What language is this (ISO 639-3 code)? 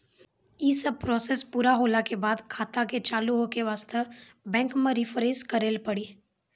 mai